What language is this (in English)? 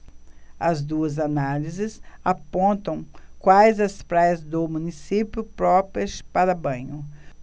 Portuguese